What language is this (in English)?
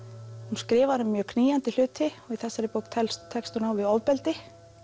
Icelandic